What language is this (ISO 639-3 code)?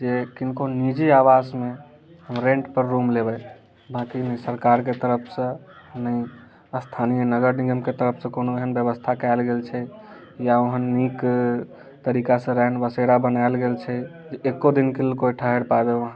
mai